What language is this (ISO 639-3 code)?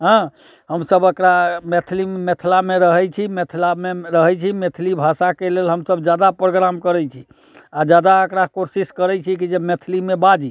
mai